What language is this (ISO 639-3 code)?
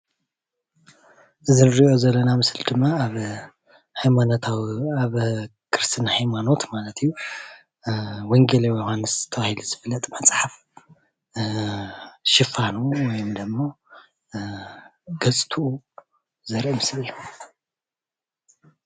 tir